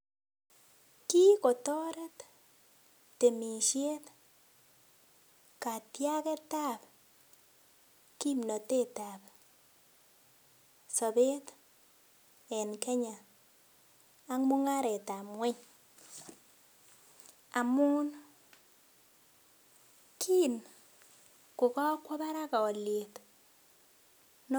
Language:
Kalenjin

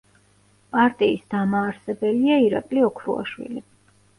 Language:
Georgian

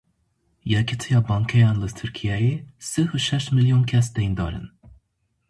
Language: Kurdish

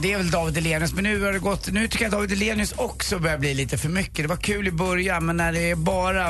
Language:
Swedish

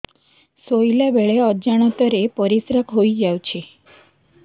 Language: Odia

